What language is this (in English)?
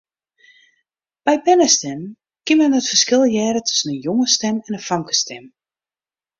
Western Frisian